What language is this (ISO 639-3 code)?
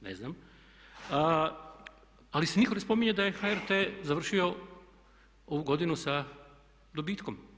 hrv